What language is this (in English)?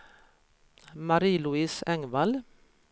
Swedish